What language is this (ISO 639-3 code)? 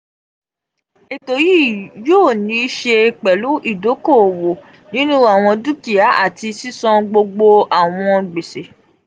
yor